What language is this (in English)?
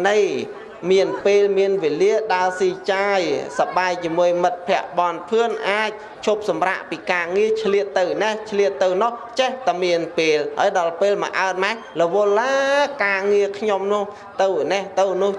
Vietnamese